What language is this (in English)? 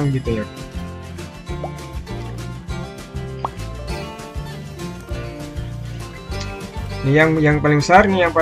Indonesian